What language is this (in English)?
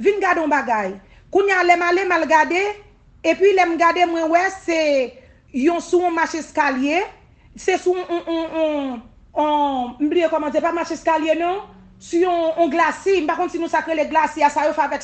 French